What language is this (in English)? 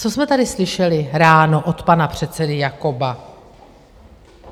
Czech